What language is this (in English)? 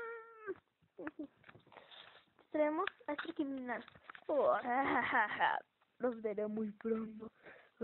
Spanish